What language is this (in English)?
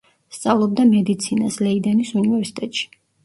Georgian